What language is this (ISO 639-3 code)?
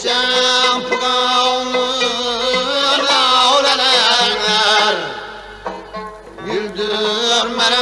uzb